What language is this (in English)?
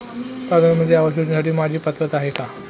Marathi